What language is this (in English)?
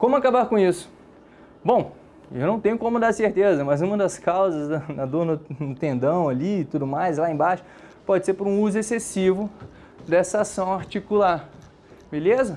Portuguese